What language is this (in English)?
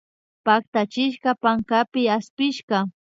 Imbabura Highland Quichua